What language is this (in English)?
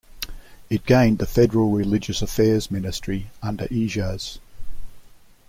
English